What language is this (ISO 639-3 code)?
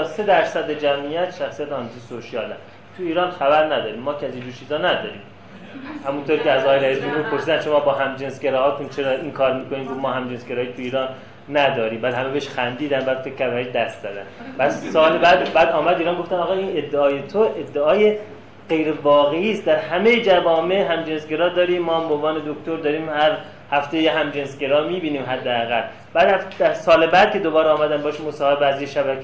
fas